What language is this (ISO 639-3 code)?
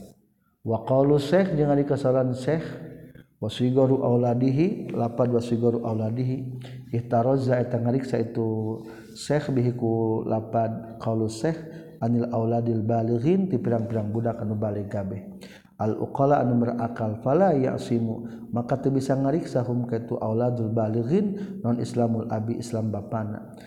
msa